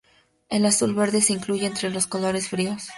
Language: Spanish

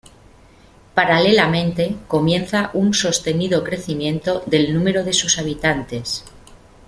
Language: Spanish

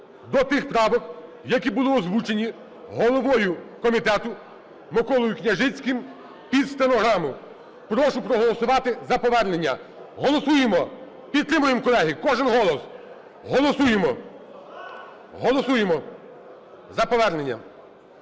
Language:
Ukrainian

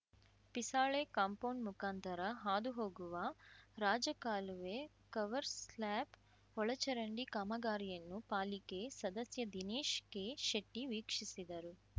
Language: Kannada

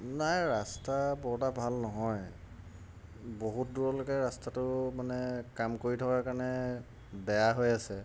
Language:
Assamese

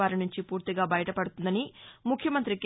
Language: Telugu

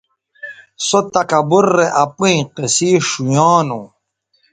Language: Bateri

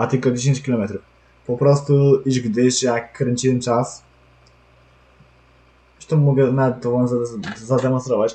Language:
Polish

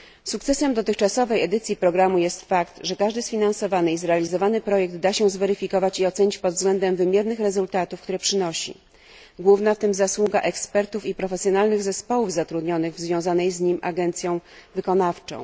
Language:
Polish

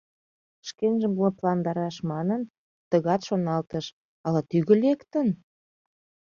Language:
Mari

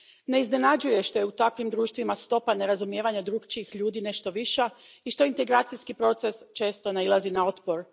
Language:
Croatian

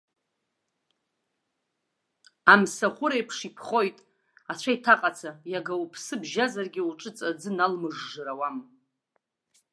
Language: Abkhazian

